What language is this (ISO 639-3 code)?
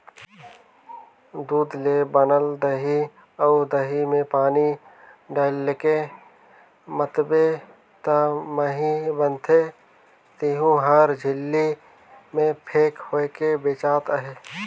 hne